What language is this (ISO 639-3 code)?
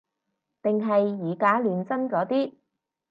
yue